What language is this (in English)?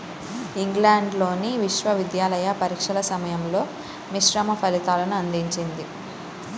Telugu